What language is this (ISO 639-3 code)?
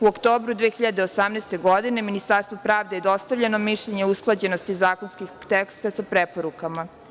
srp